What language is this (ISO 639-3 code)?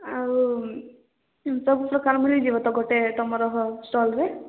ori